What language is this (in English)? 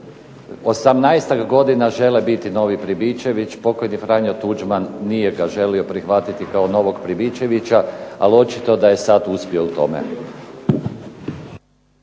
Croatian